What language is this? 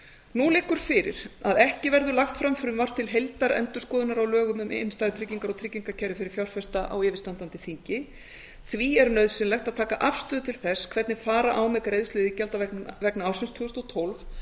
Icelandic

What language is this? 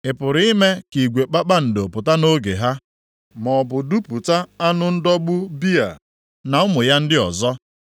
Igbo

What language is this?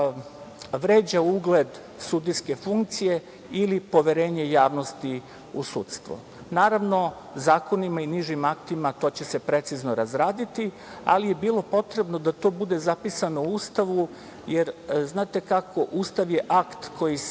Serbian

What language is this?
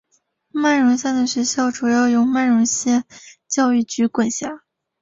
Chinese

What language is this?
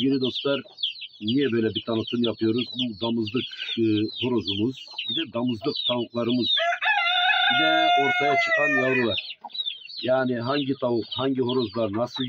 Turkish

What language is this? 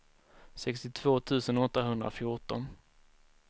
Swedish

